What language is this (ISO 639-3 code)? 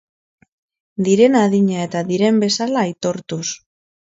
eus